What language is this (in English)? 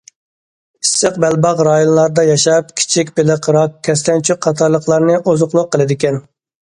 Uyghur